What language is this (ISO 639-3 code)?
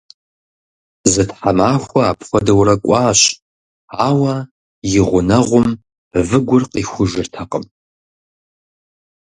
kbd